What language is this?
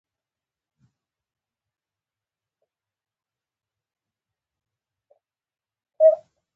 Pashto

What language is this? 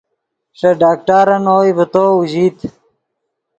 Yidgha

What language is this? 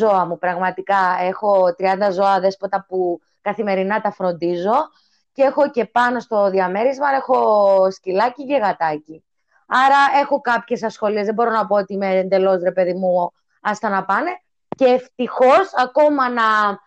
Greek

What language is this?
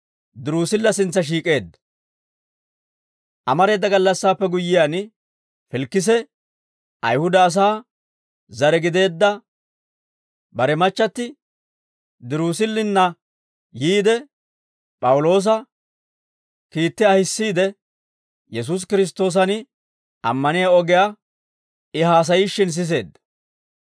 Dawro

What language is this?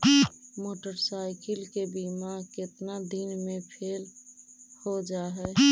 Magahi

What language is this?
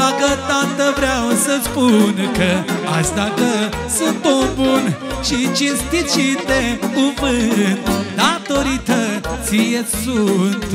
Romanian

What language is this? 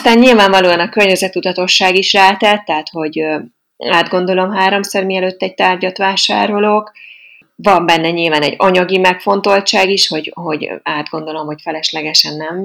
Hungarian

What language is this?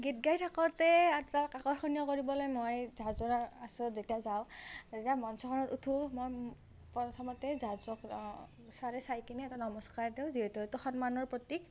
Assamese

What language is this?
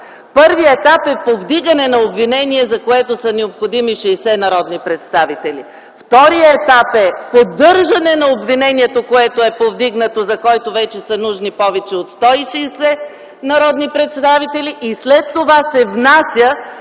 Bulgarian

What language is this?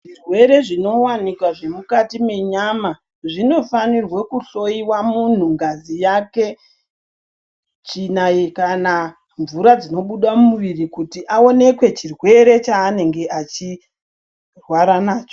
Ndau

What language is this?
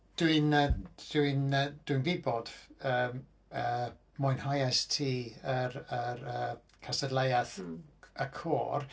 Welsh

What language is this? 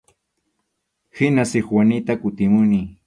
Arequipa-La Unión Quechua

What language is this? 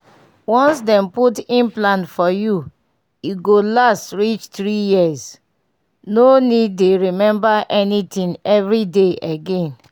Nigerian Pidgin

